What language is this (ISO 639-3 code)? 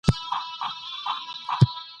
pus